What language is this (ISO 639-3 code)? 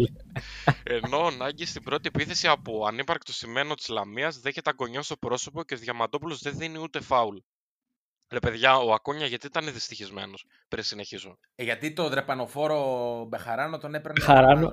ell